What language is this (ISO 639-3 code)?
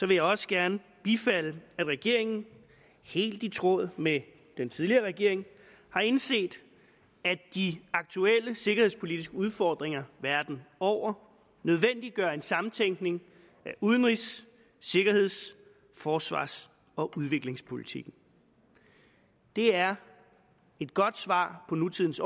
dan